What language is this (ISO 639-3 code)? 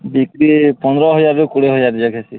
ori